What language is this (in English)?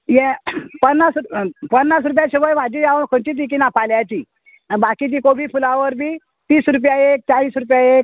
Konkani